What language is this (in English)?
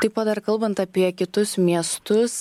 Lithuanian